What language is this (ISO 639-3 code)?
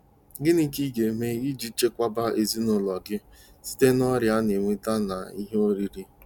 ibo